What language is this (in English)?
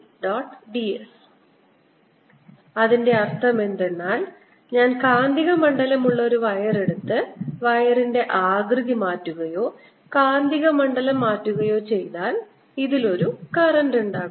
Malayalam